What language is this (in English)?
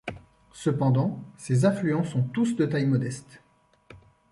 French